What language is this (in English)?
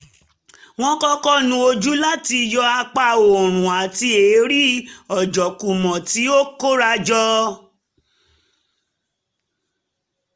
Yoruba